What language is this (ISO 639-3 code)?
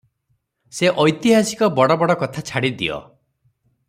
ori